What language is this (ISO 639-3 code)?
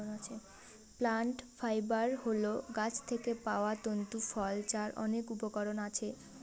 ben